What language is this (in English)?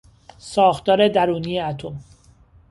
Persian